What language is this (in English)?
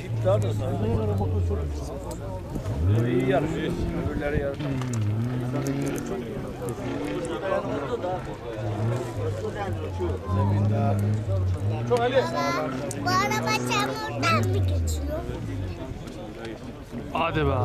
Turkish